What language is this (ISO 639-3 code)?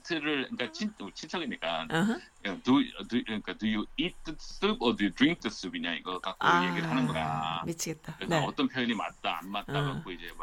kor